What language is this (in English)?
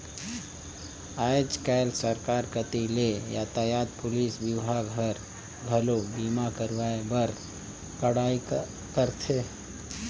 Chhattisgarhi